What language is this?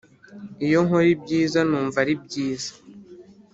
Kinyarwanda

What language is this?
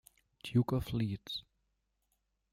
German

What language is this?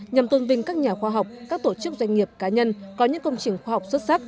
Vietnamese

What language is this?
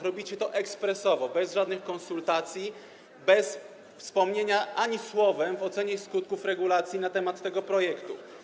Polish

